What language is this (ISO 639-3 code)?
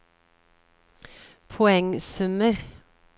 nor